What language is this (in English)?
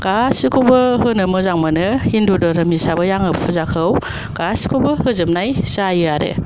Bodo